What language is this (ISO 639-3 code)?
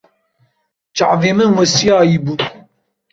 kur